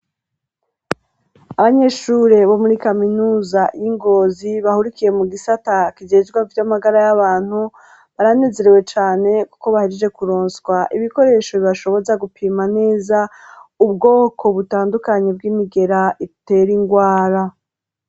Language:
Rundi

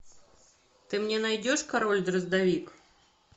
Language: Russian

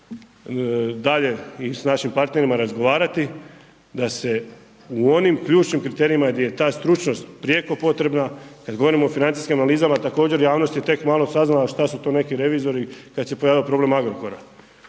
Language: Croatian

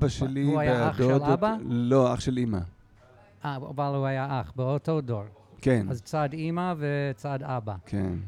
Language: Hebrew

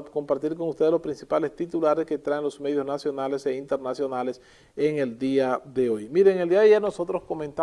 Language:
Spanish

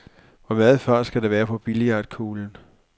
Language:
Danish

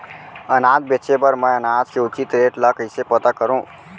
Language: Chhattisgarhi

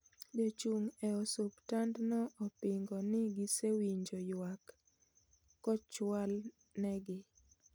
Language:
Luo (Kenya and Tanzania)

